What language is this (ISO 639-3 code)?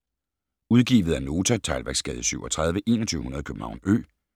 dan